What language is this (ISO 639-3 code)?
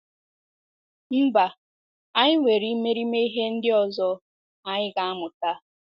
ibo